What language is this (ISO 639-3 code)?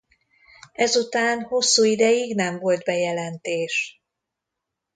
hun